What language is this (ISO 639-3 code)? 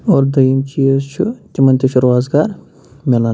kas